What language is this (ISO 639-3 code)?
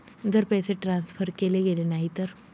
mar